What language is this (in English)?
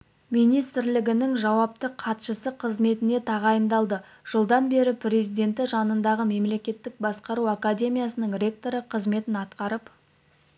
Kazakh